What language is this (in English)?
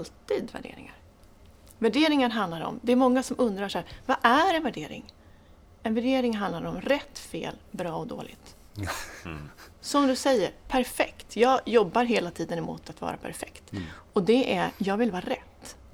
Swedish